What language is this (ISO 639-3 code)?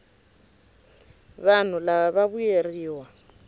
tso